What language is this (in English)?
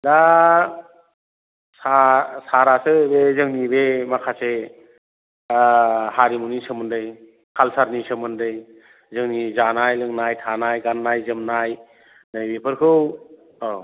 Bodo